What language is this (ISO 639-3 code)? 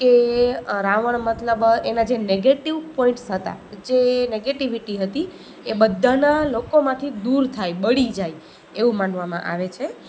guj